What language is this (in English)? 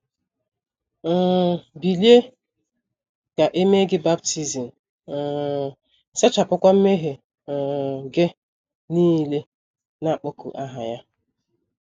Igbo